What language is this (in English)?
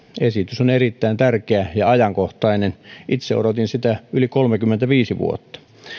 Finnish